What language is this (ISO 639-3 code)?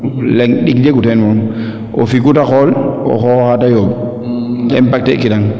srr